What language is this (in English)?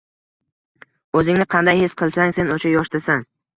Uzbek